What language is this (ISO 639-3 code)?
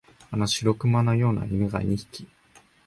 jpn